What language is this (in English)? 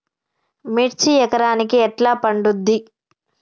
Telugu